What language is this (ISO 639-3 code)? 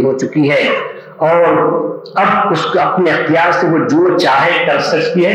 urd